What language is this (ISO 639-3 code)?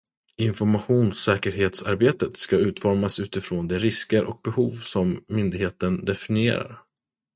swe